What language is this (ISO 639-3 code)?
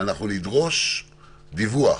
heb